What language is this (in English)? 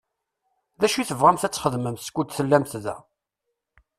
Kabyle